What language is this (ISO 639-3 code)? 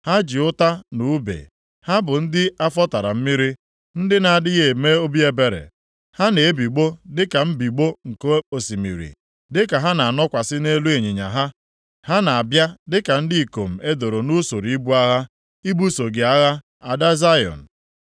ibo